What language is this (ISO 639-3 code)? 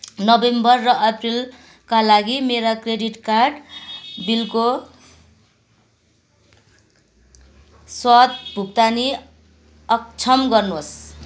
nep